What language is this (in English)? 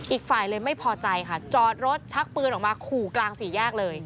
Thai